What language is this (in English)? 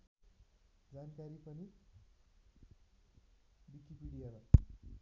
Nepali